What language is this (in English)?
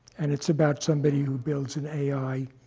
English